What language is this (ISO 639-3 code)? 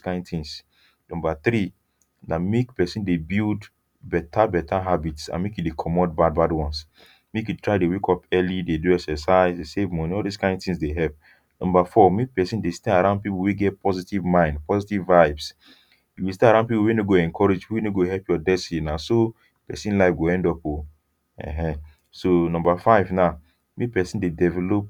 pcm